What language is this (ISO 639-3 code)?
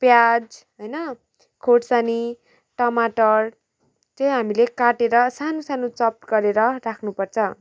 nep